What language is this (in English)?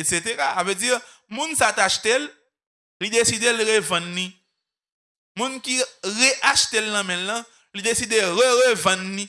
French